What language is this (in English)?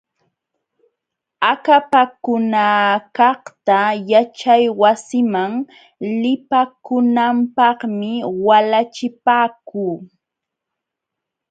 Jauja Wanca Quechua